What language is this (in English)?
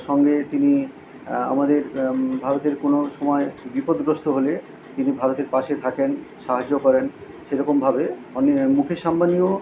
Bangla